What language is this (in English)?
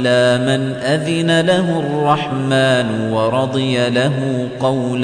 Arabic